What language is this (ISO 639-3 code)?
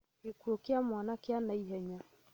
kik